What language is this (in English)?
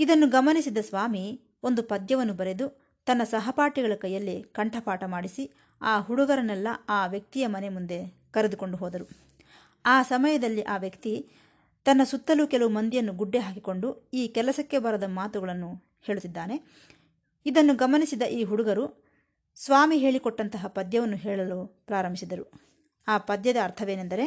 Kannada